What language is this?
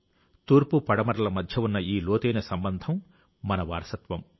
Telugu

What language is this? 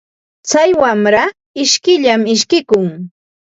Ambo-Pasco Quechua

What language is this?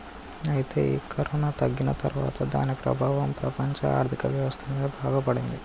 Telugu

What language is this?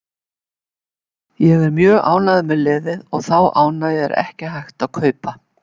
Icelandic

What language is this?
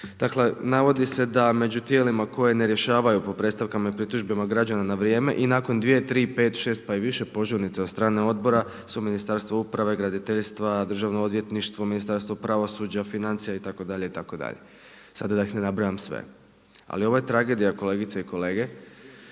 Croatian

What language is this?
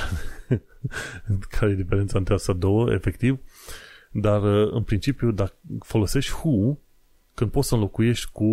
Romanian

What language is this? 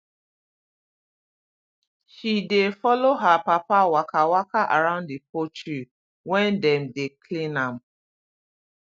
Nigerian Pidgin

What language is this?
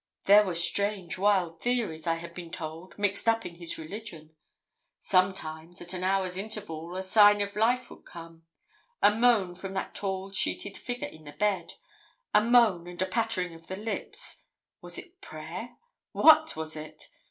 English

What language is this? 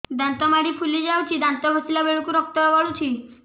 Odia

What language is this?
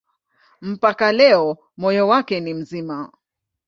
Swahili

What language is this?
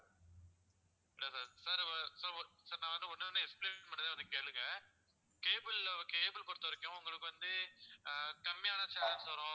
Tamil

